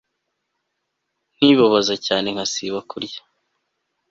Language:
Kinyarwanda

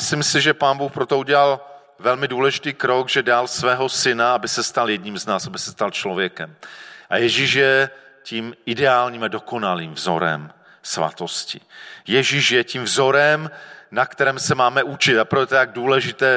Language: Czech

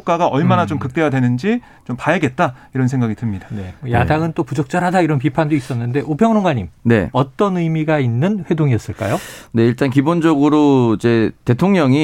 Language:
Korean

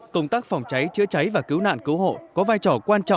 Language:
Vietnamese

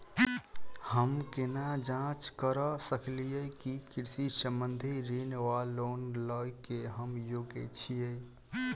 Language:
Maithili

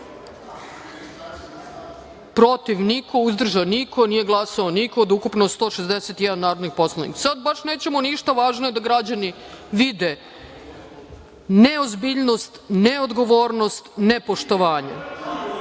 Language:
Serbian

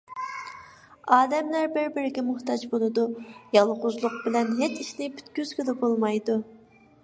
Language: Uyghur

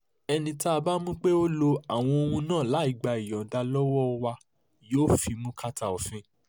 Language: Yoruba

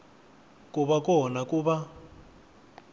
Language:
Tsonga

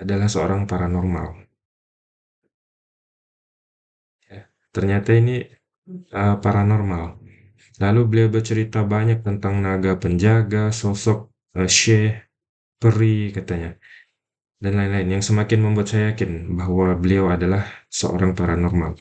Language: Indonesian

